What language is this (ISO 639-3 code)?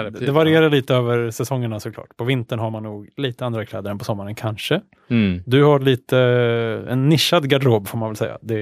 swe